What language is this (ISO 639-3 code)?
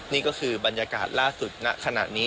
tha